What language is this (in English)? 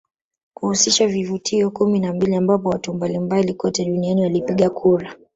Swahili